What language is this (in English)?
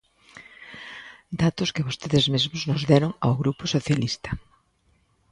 Galician